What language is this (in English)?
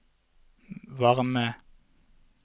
Norwegian